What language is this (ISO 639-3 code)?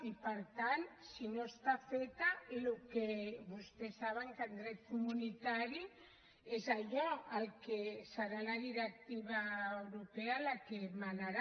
cat